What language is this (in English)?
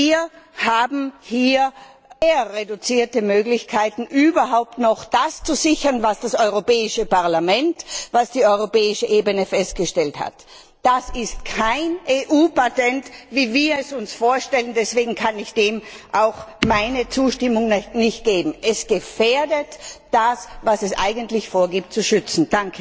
German